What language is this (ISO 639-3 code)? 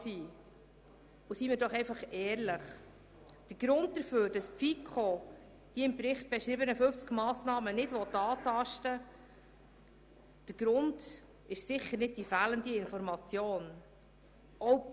gsw